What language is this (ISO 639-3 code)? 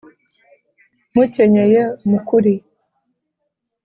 kin